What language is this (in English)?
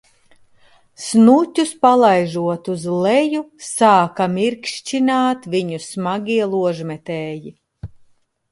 Latvian